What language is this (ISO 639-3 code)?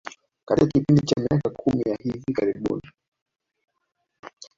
swa